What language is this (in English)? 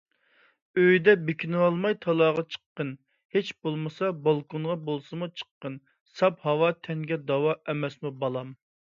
Uyghur